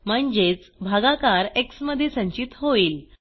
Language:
Marathi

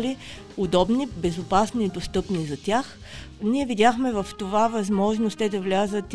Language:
Bulgarian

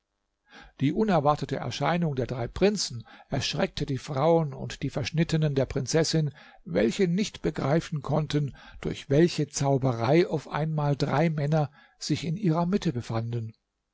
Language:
German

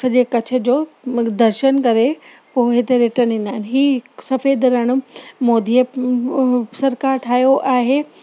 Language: Sindhi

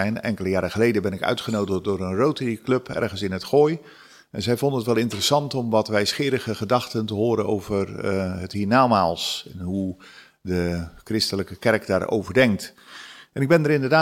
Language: Dutch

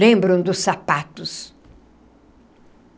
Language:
Portuguese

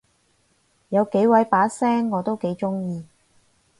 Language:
Cantonese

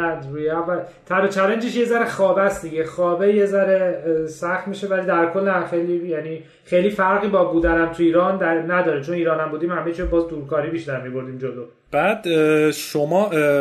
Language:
Persian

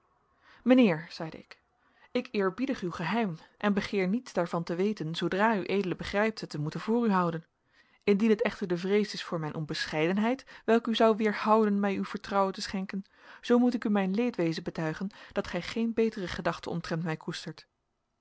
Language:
Dutch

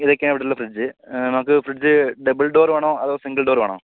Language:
Malayalam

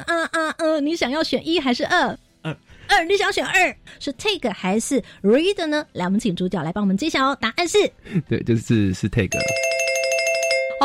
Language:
Chinese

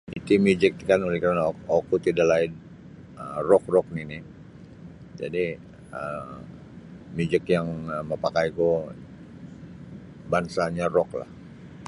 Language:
Sabah Bisaya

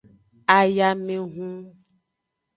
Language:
Aja (Benin)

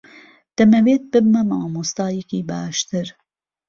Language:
Central Kurdish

